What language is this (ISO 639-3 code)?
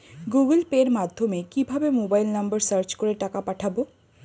ben